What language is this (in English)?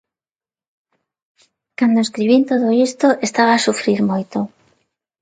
Galician